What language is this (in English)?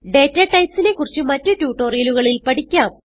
Malayalam